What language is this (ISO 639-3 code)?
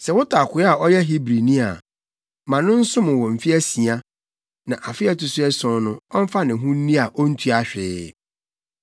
aka